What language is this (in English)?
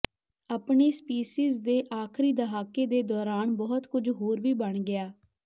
Punjabi